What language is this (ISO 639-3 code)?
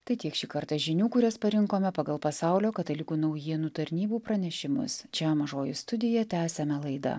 lit